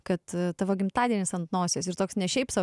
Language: Lithuanian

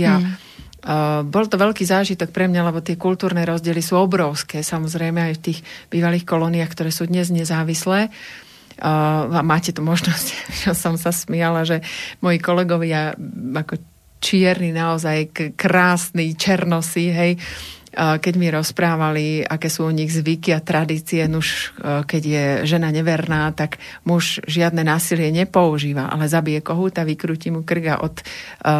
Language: Slovak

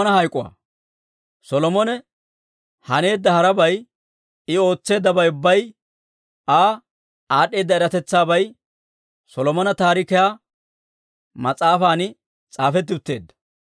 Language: Dawro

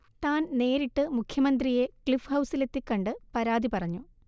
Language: Malayalam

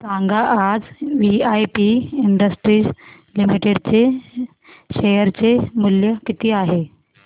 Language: Marathi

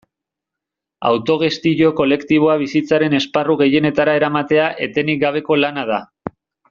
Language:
Basque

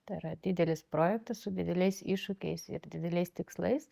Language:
Lithuanian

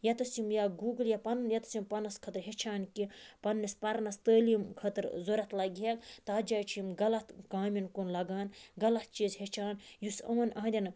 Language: Kashmiri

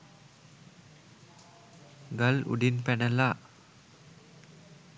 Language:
Sinhala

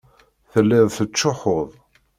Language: Kabyle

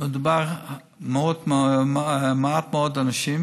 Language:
Hebrew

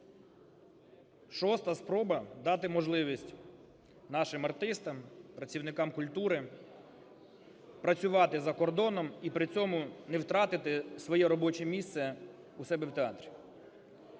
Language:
Ukrainian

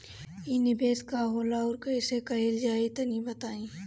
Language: Bhojpuri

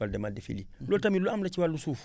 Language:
Wolof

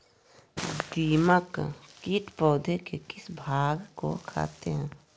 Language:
Magahi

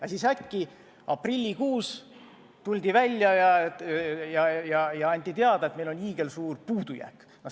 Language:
Estonian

